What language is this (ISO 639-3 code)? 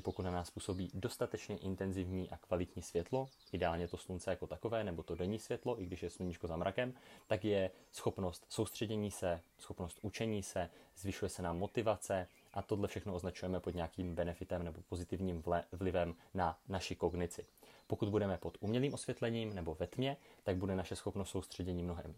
ces